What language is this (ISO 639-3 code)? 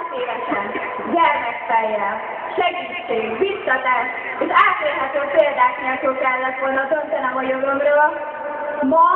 hun